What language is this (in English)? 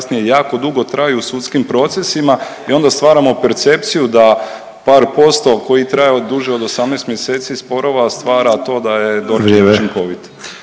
Croatian